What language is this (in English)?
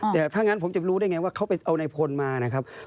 Thai